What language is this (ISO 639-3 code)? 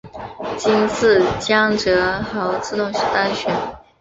zho